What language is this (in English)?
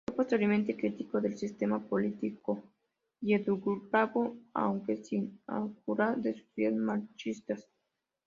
Spanish